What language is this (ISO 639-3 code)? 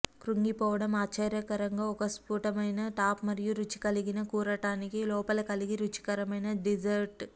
tel